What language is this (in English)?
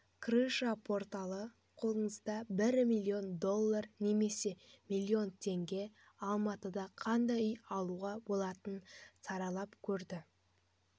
Kazakh